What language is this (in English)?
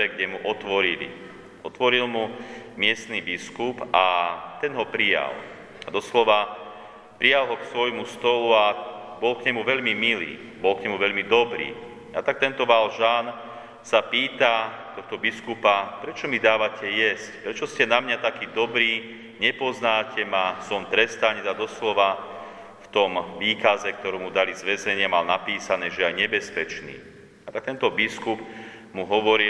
Slovak